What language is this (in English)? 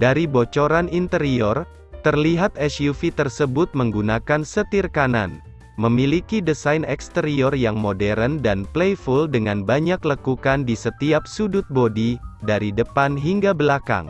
Indonesian